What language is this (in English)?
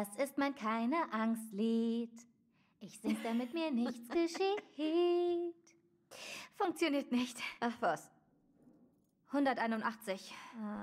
German